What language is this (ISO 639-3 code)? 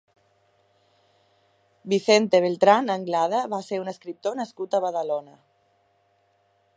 cat